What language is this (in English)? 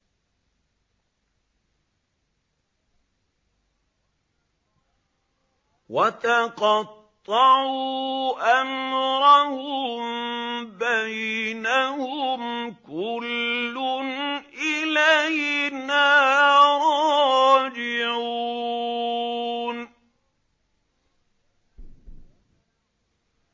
Arabic